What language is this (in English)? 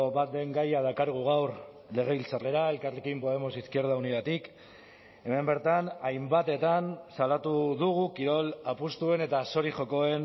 Basque